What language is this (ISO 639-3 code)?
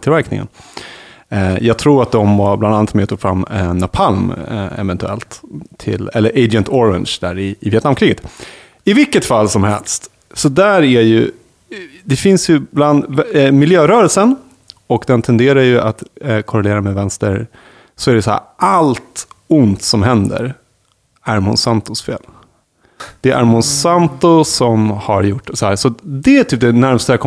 swe